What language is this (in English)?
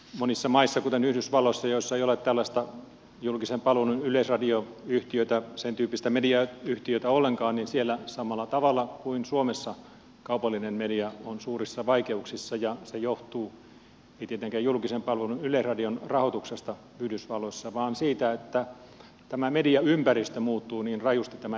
Finnish